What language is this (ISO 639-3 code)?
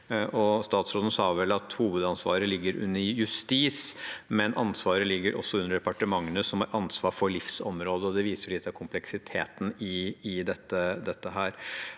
nor